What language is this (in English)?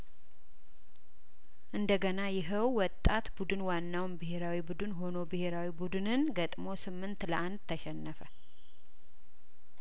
Amharic